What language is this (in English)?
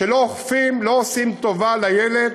Hebrew